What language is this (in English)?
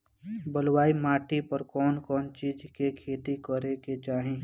Bhojpuri